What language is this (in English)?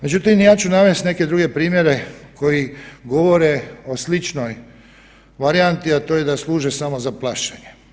Croatian